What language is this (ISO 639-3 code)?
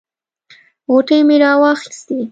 pus